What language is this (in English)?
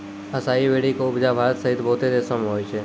Maithili